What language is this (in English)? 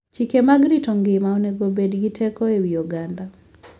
Luo (Kenya and Tanzania)